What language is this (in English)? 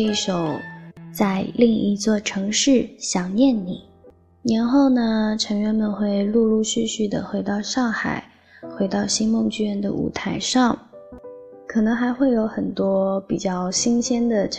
Chinese